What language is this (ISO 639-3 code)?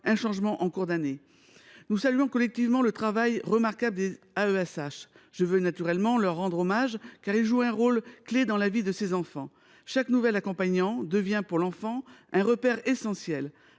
fra